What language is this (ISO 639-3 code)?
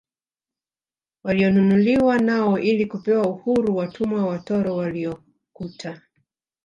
swa